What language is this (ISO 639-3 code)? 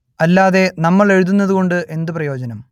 mal